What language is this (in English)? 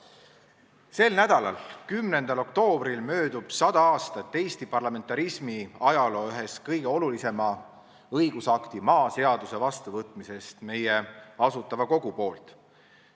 Estonian